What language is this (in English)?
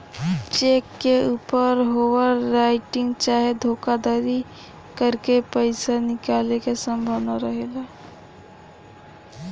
Bhojpuri